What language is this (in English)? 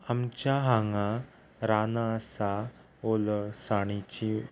Konkani